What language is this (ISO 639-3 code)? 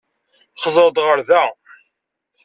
kab